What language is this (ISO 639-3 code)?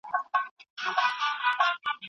pus